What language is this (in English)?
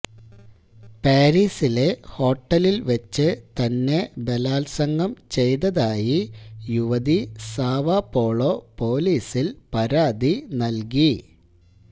Malayalam